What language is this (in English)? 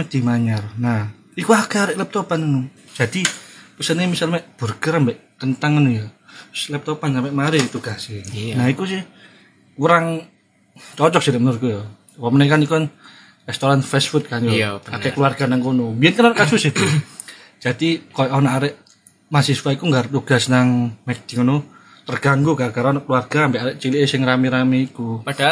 Indonesian